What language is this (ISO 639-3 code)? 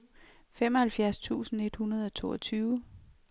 dan